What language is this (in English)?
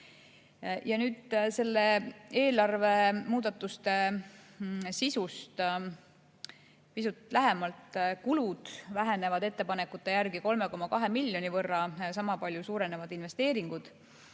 Estonian